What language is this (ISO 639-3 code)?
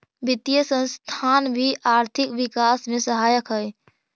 mag